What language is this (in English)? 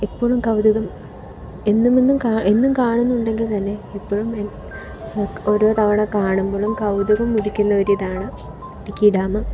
Malayalam